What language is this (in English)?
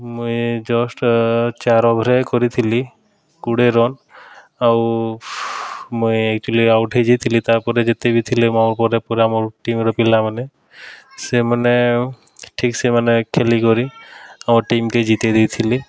Odia